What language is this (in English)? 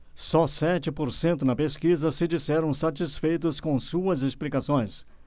Portuguese